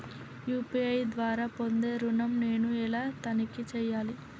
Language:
Telugu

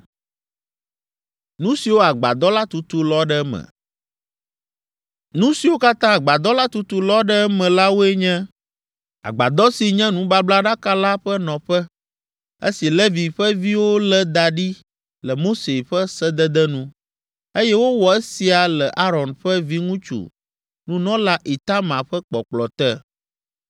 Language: Ewe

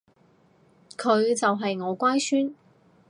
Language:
Cantonese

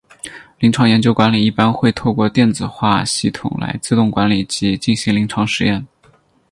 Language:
Chinese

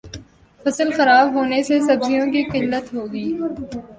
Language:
Urdu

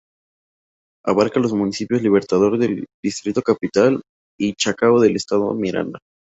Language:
Spanish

